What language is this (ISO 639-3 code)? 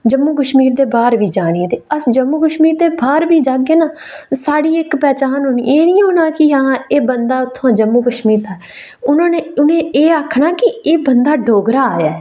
doi